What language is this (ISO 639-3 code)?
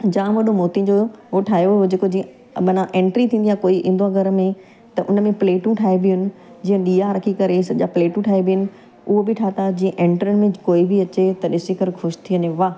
snd